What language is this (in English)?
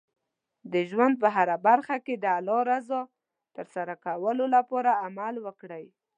Pashto